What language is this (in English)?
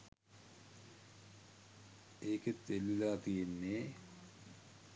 Sinhala